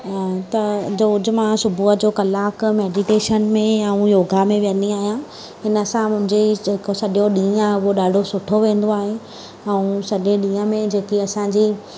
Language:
Sindhi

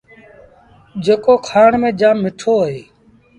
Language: Sindhi Bhil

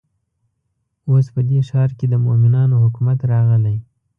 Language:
Pashto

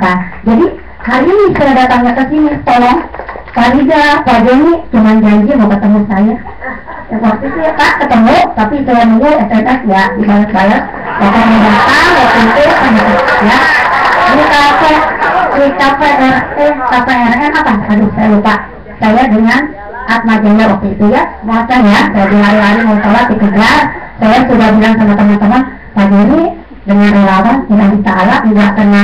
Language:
Indonesian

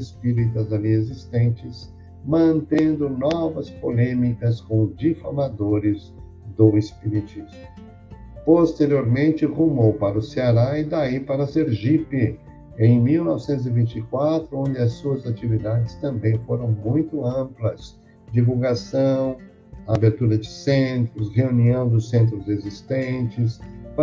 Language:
Portuguese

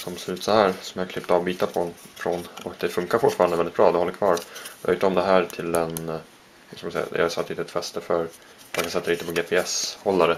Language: Swedish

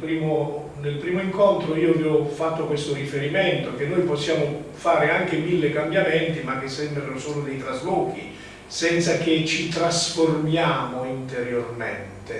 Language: Italian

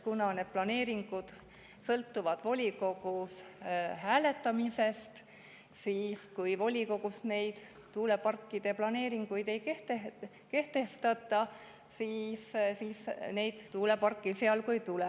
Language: Estonian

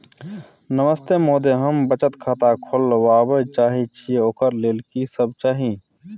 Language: Maithili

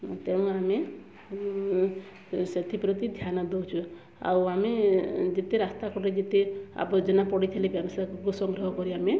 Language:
Odia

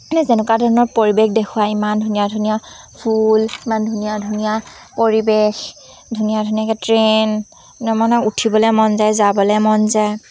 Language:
Assamese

